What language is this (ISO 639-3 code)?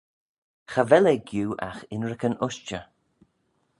glv